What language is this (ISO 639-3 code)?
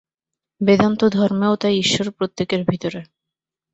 ben